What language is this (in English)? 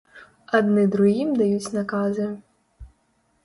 Belarusian